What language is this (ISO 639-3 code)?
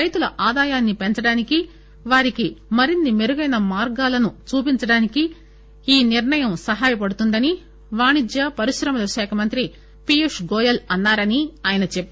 tel